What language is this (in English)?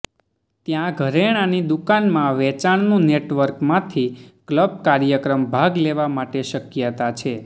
Gujarati